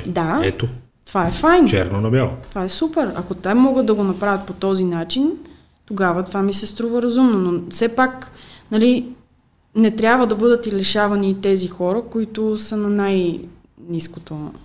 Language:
Bulgarian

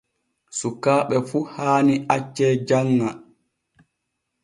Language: Borgu Fulfulde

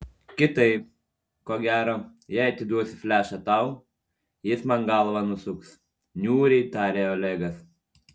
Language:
Lithuanian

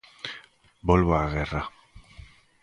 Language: Galician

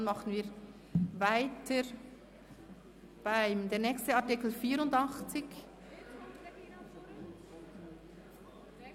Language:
Swiss German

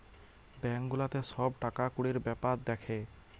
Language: Bangla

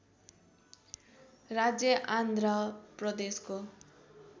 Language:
Nepali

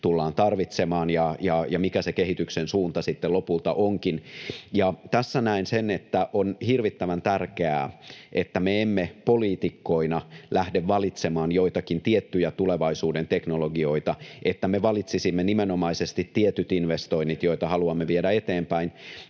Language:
Finnish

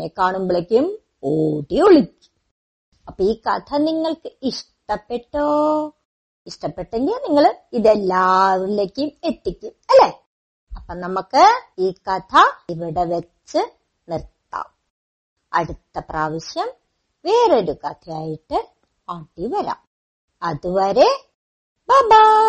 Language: Malayalam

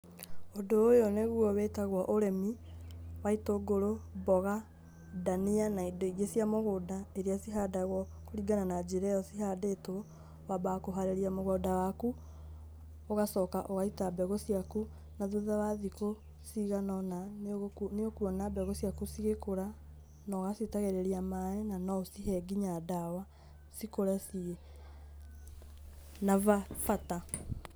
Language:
Kikuyu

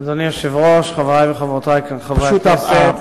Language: Hebrew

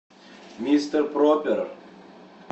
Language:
Russian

